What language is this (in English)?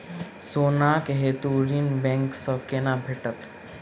Maithili